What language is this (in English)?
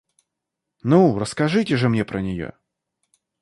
Russian